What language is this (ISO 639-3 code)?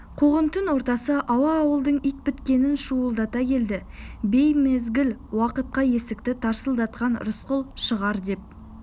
kaz